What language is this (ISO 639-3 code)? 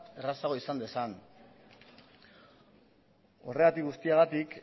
eus